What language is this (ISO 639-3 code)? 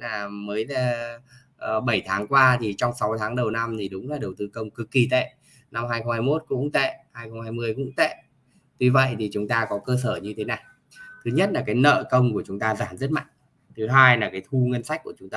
vie